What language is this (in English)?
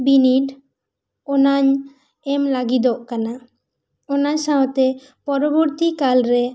Santali